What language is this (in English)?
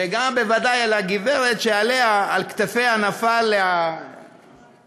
Hebrew